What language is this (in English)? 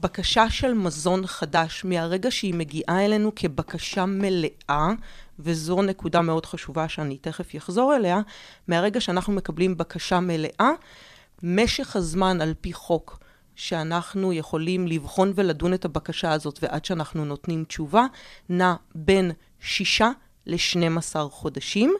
Hebrew